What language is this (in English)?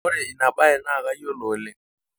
Masai